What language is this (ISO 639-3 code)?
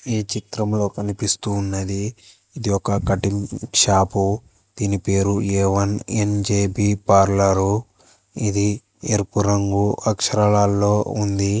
tel